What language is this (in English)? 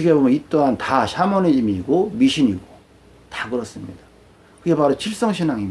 Korean